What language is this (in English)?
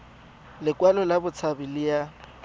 Tswana